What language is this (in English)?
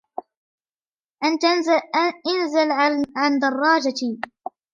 Arabic